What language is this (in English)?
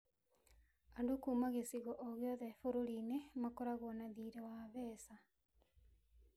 Kikuyu